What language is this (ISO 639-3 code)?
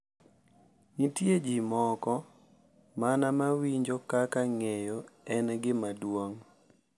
luo